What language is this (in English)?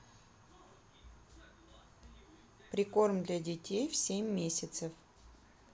Russian